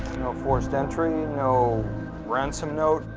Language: English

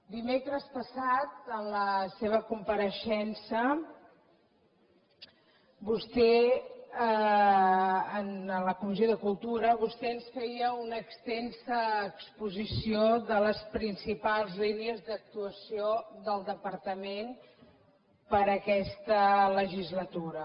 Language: Catalan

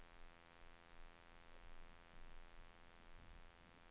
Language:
Swedish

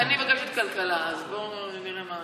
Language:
Hebrew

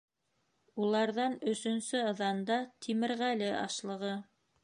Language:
Bashkir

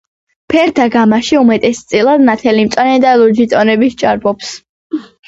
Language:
Georgian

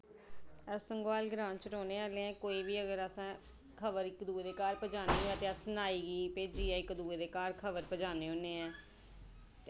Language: Dogri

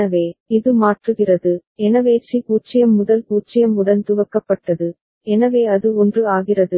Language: Tamil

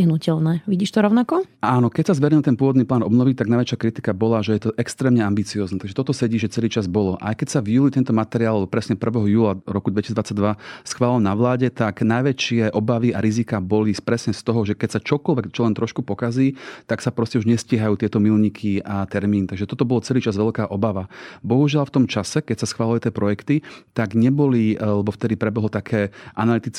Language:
Slovak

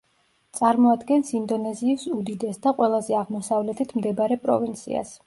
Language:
Georgian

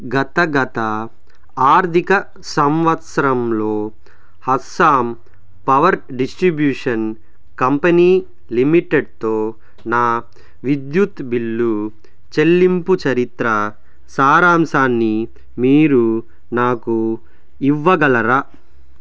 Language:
Telugu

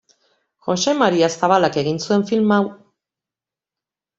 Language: Basque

